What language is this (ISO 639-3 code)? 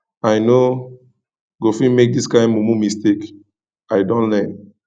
pcm